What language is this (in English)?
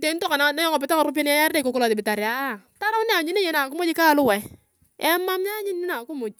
Turkana